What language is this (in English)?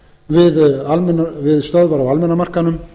Icelandic